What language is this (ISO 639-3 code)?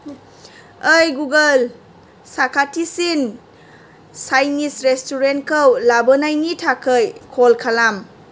brx